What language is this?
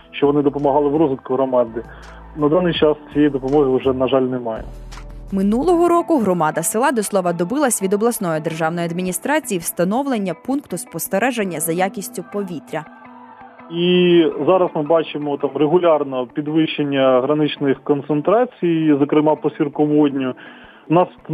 Ukrainian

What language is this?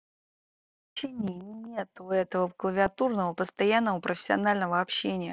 Russian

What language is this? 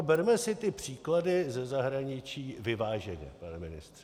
Czech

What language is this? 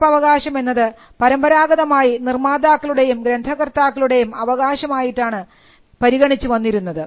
Malayalam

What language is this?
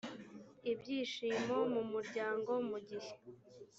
Kinyarwanda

